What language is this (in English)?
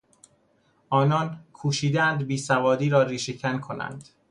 Persian